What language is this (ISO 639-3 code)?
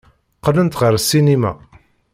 kab